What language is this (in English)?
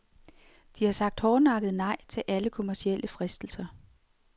Danish